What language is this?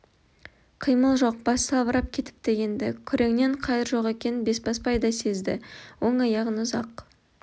Kazakh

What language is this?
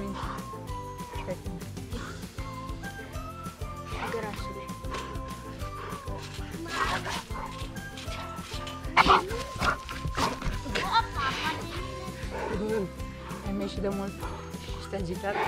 Romanian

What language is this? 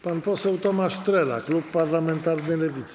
Polish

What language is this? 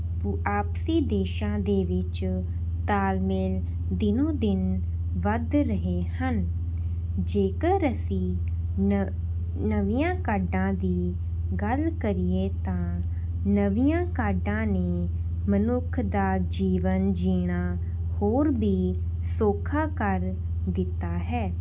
Punjabi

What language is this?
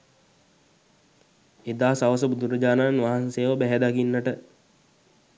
Sinhala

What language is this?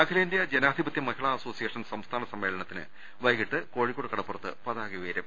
Malayalam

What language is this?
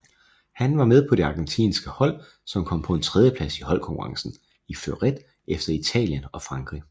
Danish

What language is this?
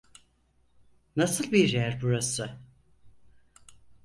Turkish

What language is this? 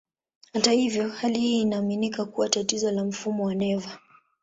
Swahili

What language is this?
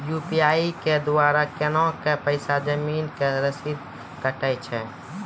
Maithili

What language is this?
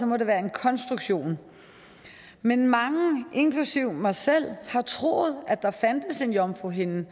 Danish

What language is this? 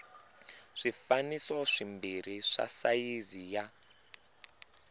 Tsonga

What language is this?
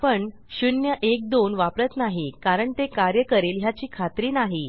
Marathi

